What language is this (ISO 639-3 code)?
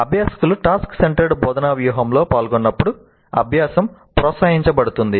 tel